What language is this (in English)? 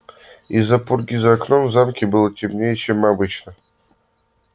Russian